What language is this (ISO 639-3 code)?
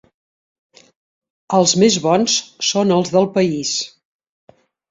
cat